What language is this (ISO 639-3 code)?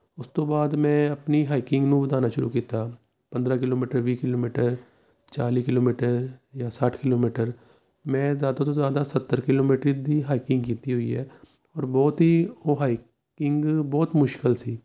pan